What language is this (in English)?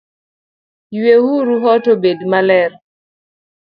Luo (Kenya and Tanzania)